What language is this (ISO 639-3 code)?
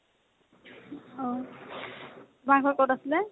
asm